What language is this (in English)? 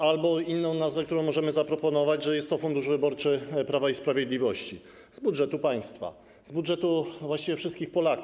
Polish